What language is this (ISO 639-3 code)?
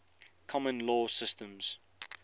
eng